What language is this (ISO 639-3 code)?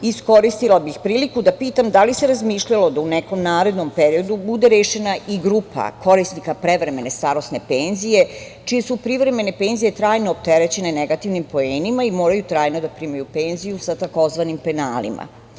srp